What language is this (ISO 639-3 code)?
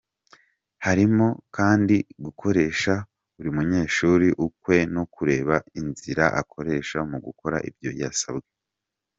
kin